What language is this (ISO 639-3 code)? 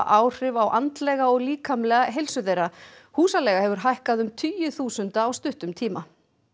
isl